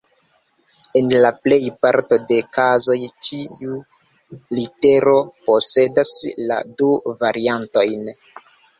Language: Esperanto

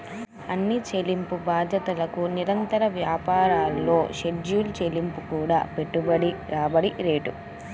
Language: Telugu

